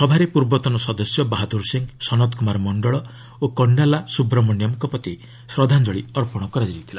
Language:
Odia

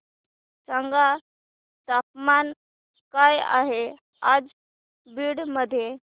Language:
Marathi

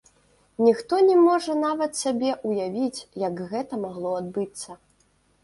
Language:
Belarusian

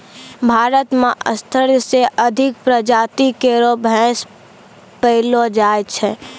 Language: Maithili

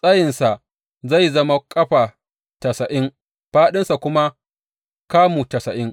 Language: Hausa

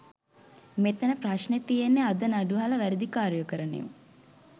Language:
Sinhala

